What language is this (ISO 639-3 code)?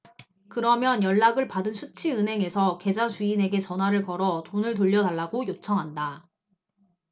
kor